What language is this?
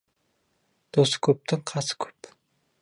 Kazakh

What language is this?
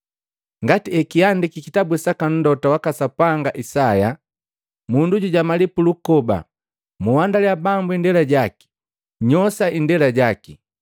Matengo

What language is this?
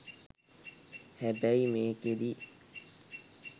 Sinhala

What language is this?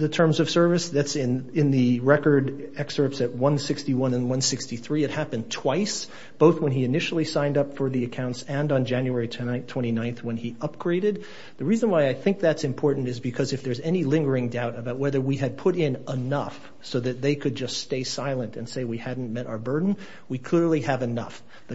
English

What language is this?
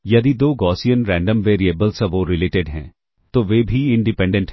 Hindi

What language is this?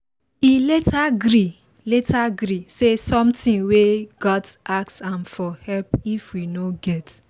Nigerian Pidgin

